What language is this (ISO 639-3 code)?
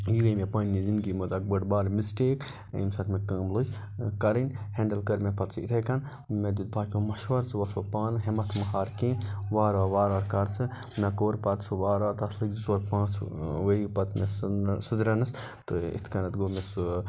kas